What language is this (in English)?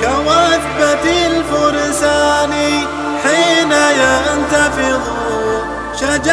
Arabic